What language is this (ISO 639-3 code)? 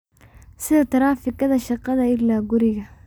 som